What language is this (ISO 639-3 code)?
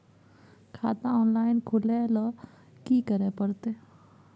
mai